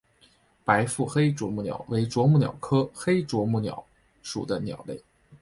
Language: Chinese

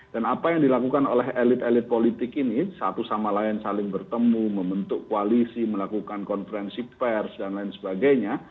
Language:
Indonesian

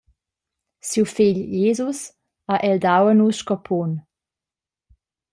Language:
Romansh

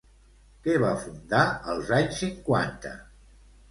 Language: Catalan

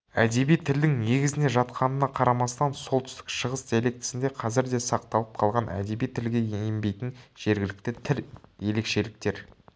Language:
Kazakh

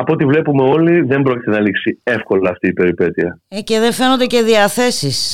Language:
Greek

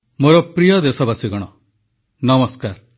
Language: Odia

